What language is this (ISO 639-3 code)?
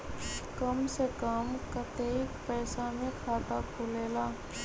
mag